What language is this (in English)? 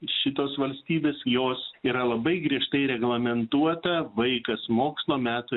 Lithuanian